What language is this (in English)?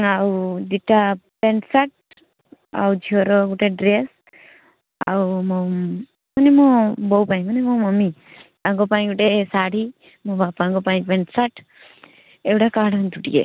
Odia